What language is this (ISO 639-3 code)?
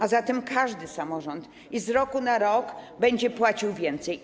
pol